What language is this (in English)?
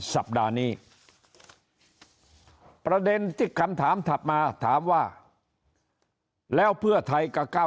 Thai